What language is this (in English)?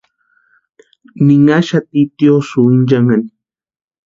Western Highland Purepecha